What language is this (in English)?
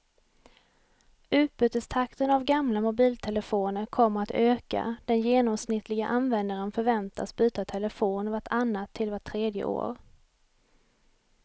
Swedish